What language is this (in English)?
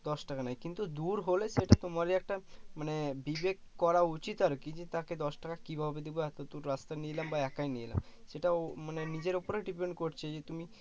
Bangla